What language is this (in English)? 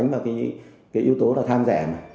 Vietnamese